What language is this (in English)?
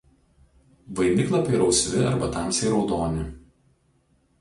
Lithuanian